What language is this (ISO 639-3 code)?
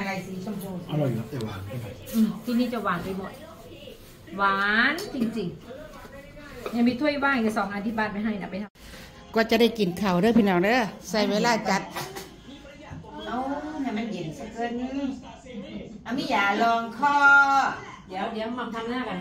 tha